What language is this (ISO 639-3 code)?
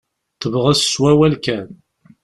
kab